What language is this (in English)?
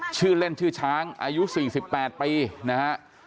Thai